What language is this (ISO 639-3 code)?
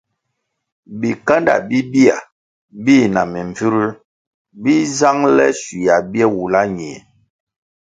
nmg